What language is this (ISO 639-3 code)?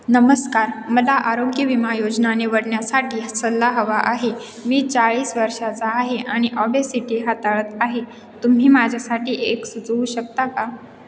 mar